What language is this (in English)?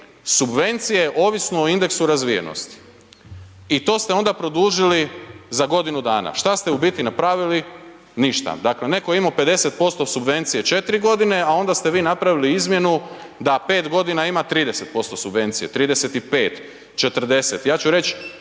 Croatian